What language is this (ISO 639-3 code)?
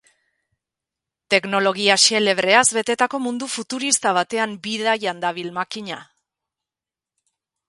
eus